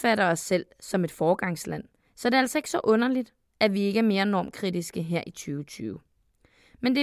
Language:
Danish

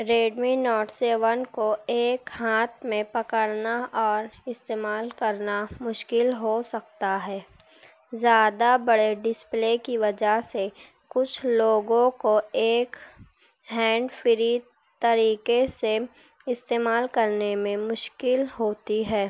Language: Urdu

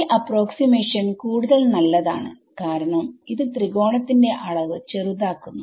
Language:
Malayalam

